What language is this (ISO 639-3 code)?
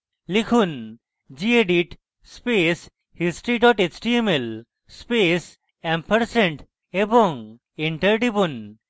ben